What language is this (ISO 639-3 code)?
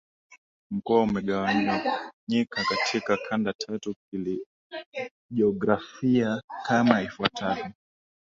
swa